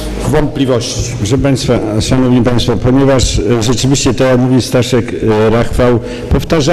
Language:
Polish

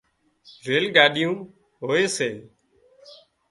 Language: Wadiyara Koli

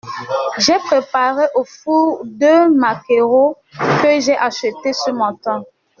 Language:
French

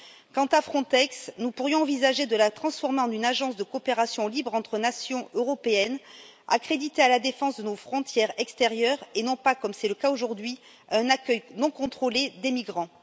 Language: French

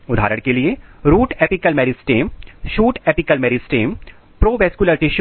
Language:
Hindi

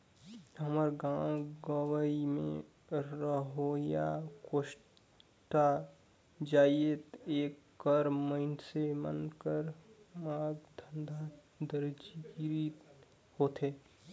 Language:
Chhattisgarhi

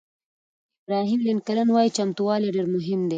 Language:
Pashto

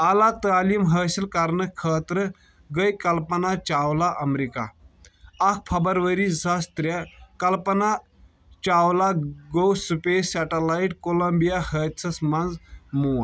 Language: Kashmiri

